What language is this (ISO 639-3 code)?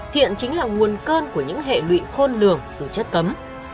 vie